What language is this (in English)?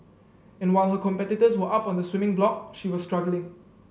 English